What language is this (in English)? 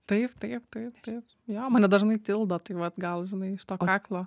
Lithuanian